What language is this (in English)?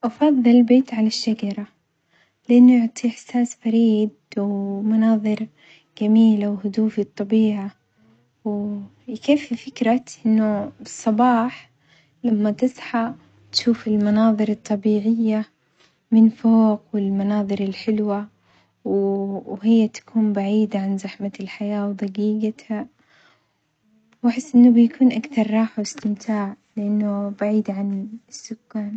Omani Arabic